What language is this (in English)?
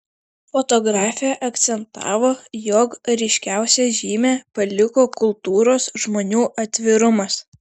Lithuanian